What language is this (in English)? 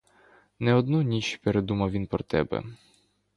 Ukrainian